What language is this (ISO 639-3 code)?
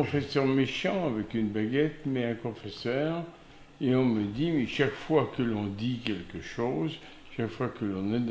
fra